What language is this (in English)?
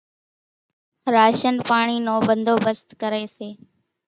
Kachi Koli